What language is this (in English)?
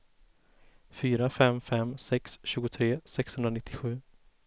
Swedish